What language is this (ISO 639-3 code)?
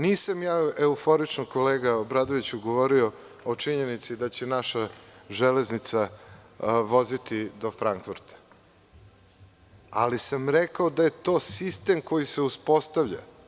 srp